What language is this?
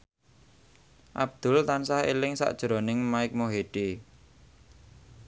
Javanese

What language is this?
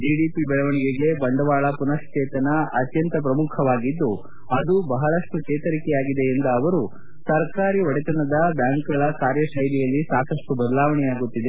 Kannada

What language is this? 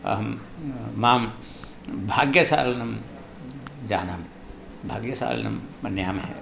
Sanskrit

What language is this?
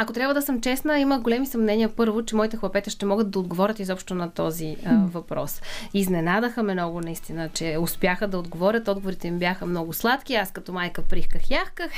Bulgarian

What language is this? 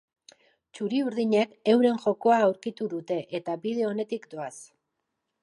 Basque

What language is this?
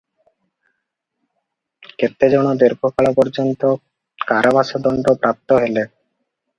Odia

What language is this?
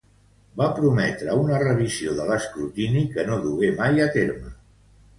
Catalan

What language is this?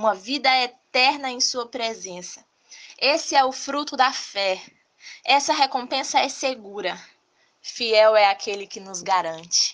Portuguese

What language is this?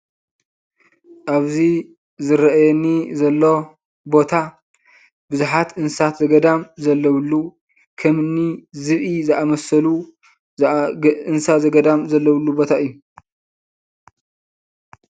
Tigrinya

